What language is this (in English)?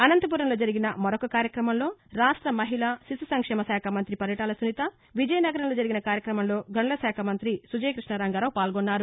Telugu